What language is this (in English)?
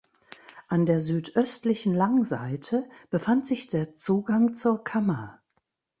German